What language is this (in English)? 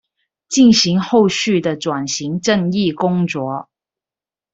Chinese